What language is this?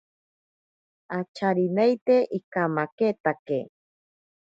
Ashéninka Perené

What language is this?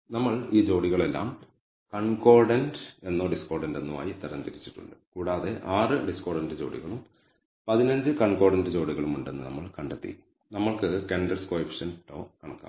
Malayalam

